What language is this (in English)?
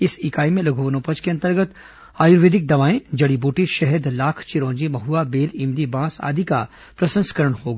Hindi